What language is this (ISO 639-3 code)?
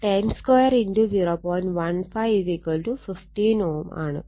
mal